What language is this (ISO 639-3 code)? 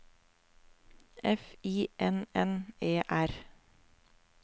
nor